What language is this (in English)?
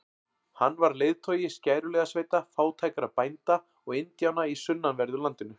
Icelandic